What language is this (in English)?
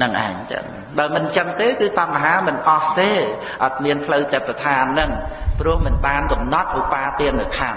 Khmer